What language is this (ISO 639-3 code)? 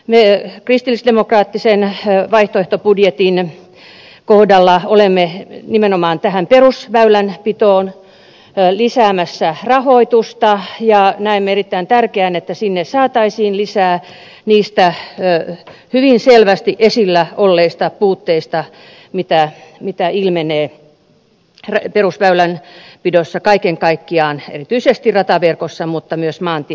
fin